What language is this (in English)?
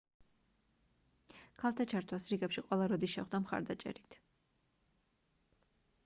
Georgian